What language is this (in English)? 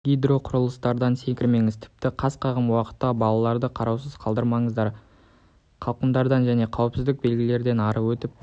Kazakh